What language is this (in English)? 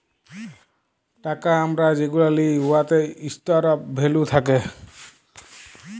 Bangla